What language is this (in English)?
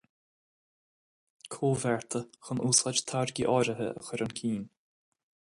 Irish